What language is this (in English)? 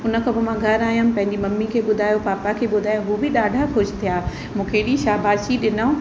Sindhi